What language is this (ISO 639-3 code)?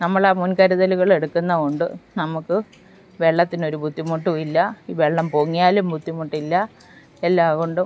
mal